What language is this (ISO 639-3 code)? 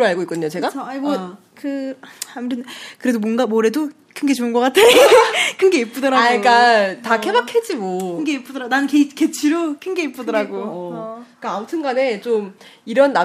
kor